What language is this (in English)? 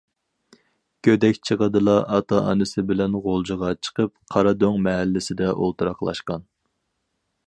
Uyghur